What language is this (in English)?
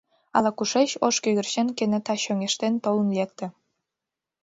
Mari